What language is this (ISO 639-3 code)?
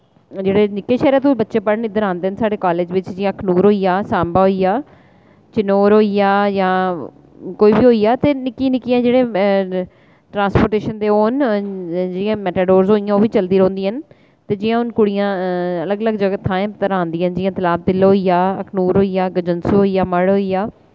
doi